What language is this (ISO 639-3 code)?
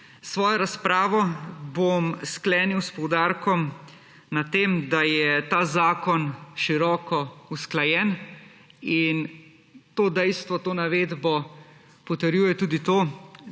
slv